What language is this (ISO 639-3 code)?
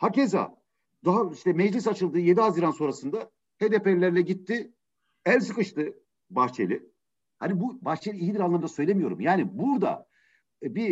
tur